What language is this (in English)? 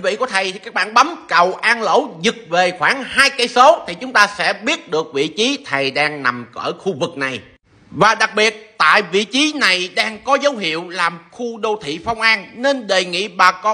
Vietnamese